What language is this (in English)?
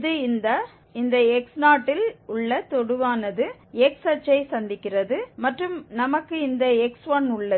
Tamil